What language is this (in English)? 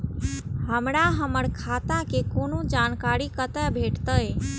Maithili